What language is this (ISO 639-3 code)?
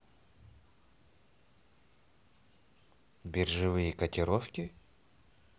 rus